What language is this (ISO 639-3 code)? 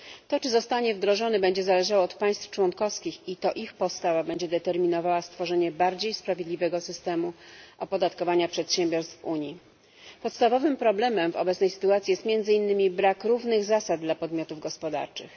pol